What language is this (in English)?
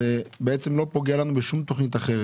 Hebrew